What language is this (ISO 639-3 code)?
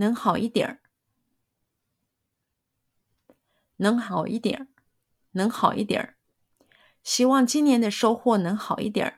zho